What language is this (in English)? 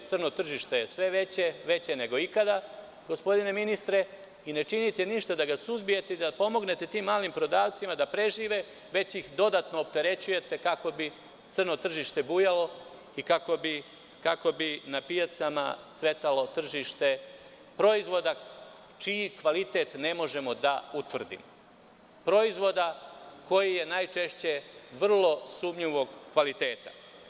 Serbian